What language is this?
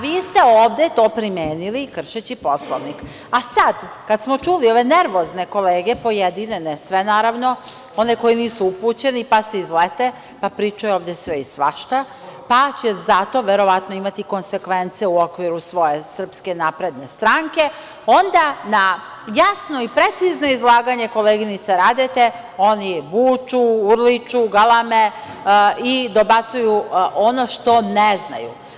Serbian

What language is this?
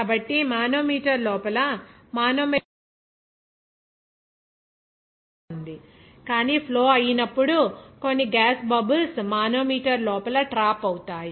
Telugu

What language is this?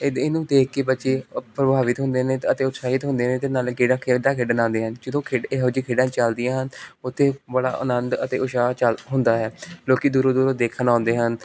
Punjabi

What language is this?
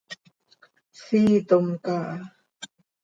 Seri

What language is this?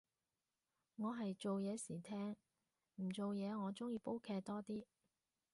Cantonese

